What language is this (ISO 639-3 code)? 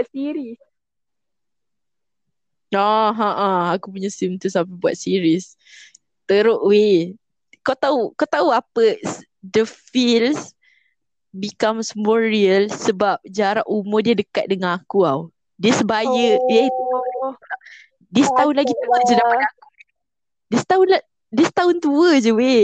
msa